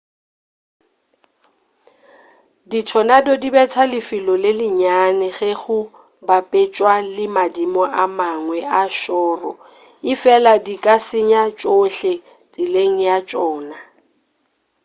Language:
Northern Sotho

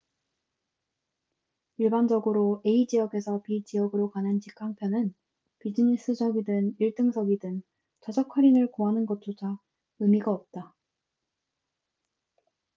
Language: Korean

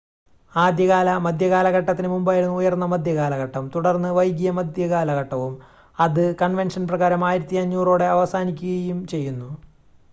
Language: Malayalam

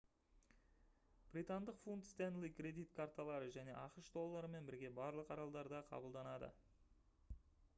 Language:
Kazakh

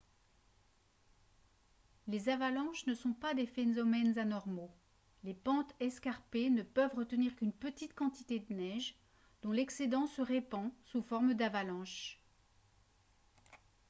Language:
French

